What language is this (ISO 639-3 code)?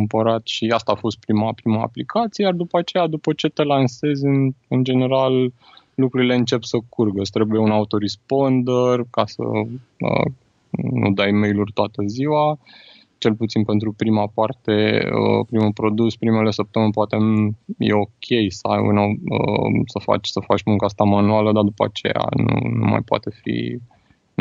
ron